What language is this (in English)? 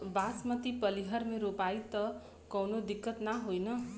Bhojpuri